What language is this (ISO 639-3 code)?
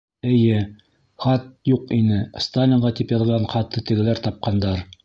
bak